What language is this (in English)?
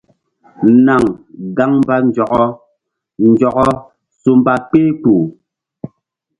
Mbum